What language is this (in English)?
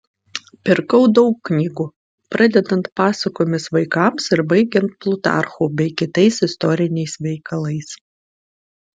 Lithuanian